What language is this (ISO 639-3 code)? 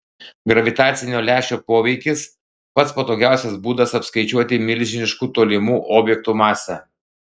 lit